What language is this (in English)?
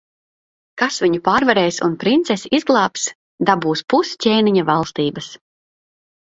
Latvian